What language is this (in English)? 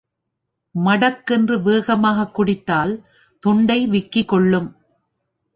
Tamil